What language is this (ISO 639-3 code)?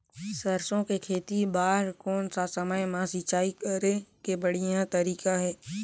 hne